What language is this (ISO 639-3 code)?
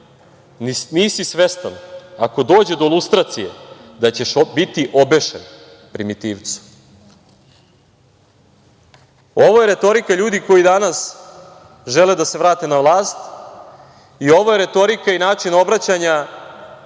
srp